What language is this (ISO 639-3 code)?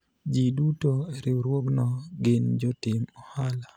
luo